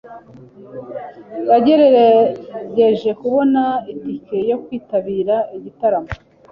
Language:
Kinyarwanda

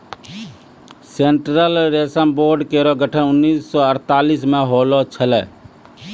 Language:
Maithili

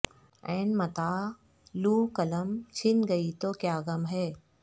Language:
Urdu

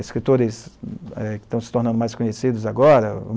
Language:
Portuguese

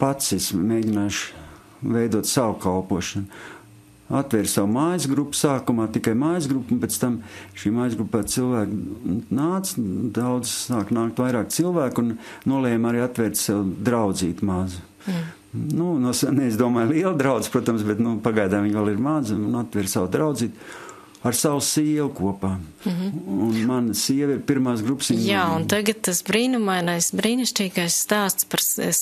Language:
Latvian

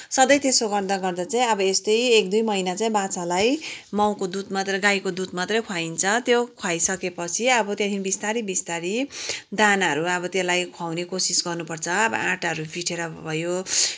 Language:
Nepali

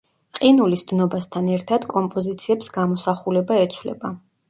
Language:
Georgian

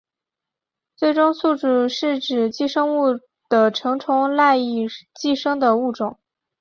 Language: Chinese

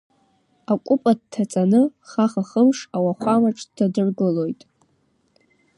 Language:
Abkhazian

